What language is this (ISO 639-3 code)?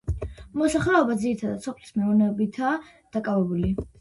kat